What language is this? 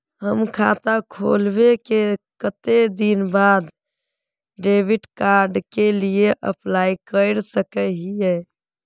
Magahi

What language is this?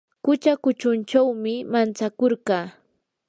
Yanahuanca Pasco Quechua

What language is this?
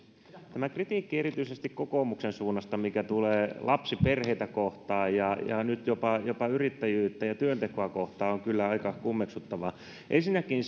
Finnish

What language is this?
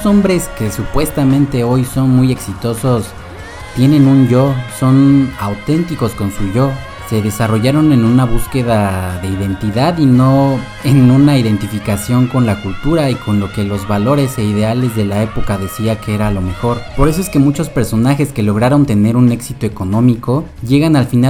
Spanish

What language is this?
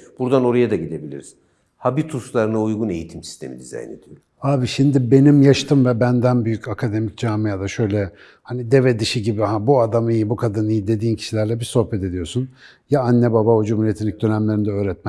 Turkish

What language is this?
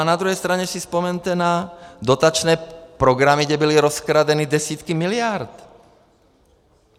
Czech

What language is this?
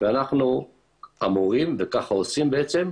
Hebrew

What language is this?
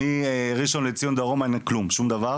Hebrew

